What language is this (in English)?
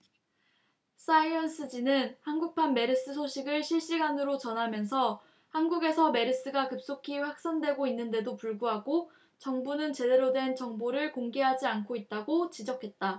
Korean